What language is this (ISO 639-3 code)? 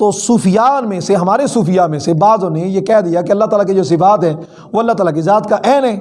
urd